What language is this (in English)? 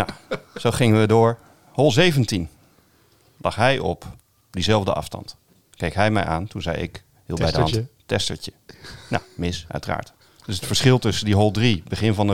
Dutch